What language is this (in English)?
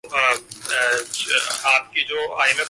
Urdu